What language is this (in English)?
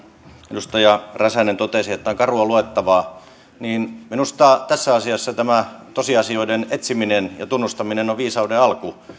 Finnish